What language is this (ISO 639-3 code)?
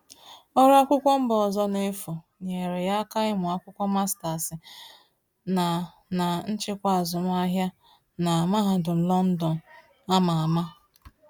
ibo